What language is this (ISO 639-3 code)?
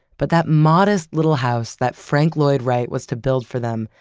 eng